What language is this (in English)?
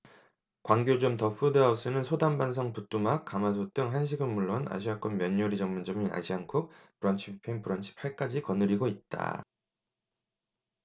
Korean